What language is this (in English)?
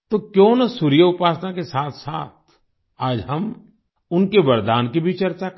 Hindi